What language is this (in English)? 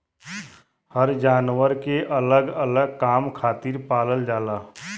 Bhojpuri